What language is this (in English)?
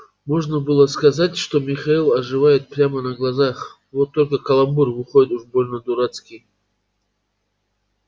Russian